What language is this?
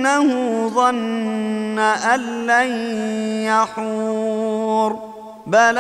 Arabic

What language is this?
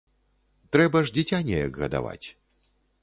Belarusian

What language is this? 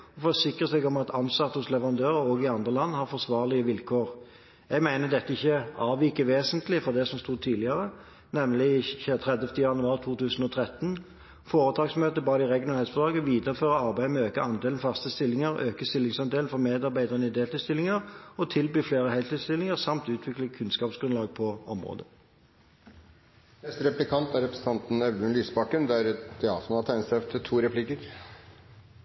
Norwegian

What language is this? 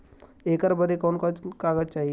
Bhojpuri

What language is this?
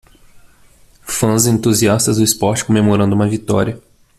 Portuguese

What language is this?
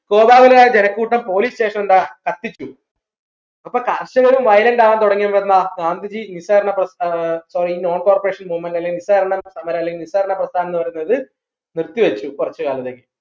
Malayalam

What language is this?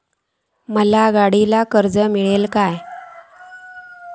Marathi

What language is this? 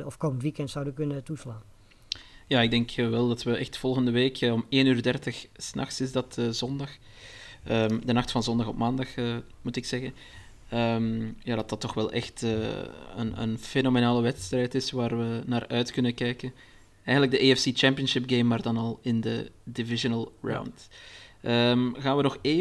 Dutch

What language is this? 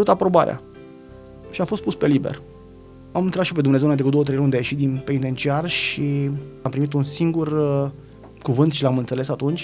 Romanian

